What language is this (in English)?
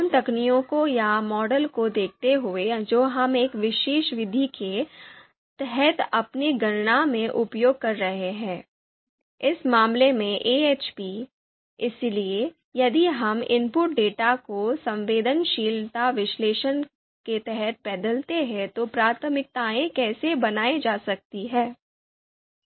Hindi